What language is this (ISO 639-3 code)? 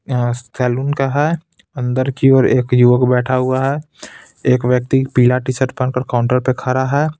hin